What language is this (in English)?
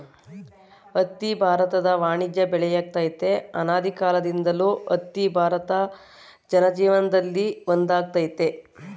Kannada